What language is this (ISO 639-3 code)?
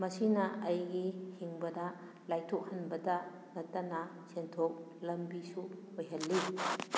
mni